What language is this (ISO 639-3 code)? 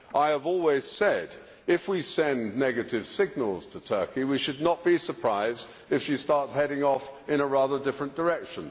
eng